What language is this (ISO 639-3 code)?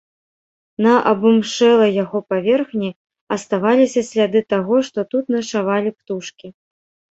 bel